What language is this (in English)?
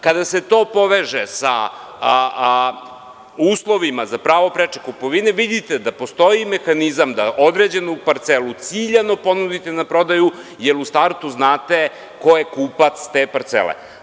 Serbian